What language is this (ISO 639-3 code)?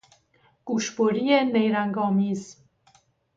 fas